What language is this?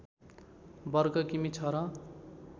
Nepali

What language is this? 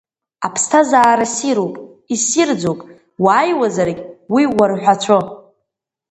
Abkhazian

